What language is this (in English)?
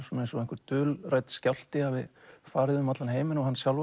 Icelandic